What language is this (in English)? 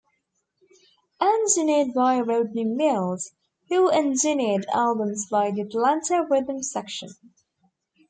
English